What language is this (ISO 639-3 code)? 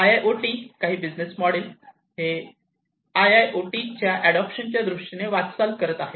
mar